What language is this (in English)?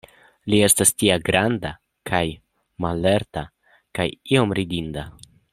Esperanto